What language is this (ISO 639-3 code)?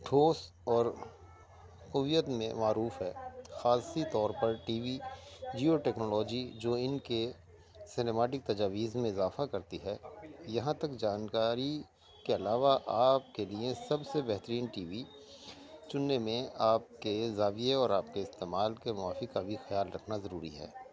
urd